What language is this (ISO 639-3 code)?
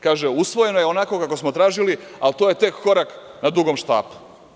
srp